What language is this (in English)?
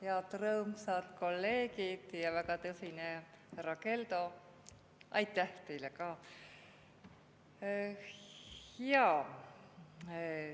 Estonian